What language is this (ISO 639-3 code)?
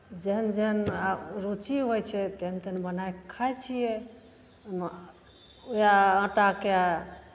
mai